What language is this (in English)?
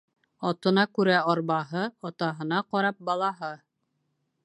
Bashkir